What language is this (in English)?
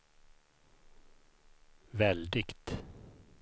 Swedish